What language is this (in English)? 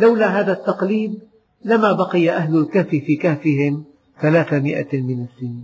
Arabic